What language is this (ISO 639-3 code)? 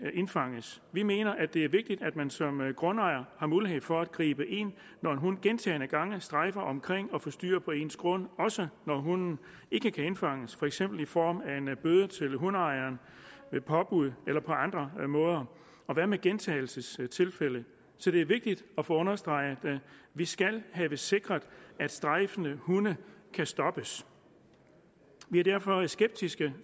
dan